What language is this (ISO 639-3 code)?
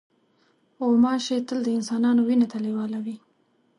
pus